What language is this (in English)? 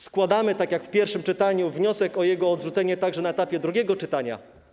Polish